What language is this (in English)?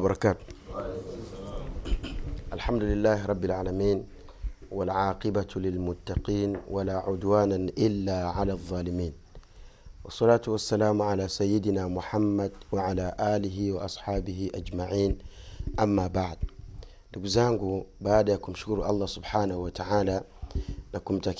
Swahili